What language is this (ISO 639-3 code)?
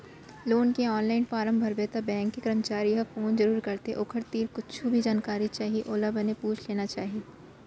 hne